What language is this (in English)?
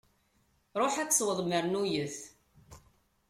Kabyle